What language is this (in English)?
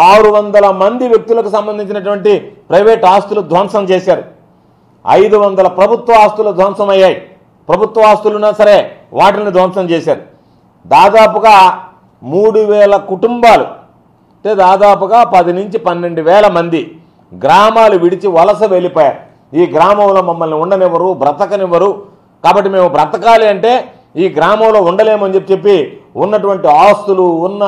Telugu